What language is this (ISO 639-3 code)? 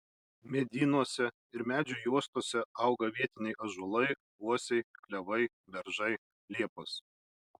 lit